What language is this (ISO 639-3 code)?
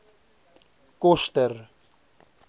afr